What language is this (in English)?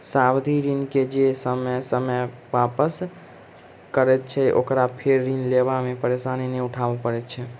Maithili